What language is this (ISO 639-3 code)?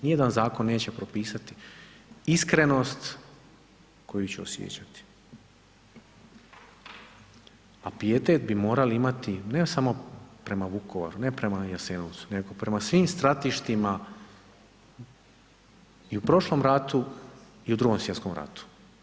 hrv